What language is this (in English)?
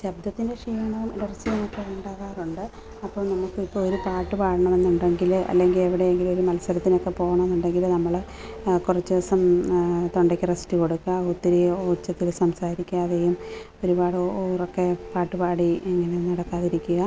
Malayalam